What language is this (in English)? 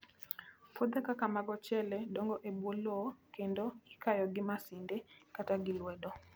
Luo (Kenya and Tanzania)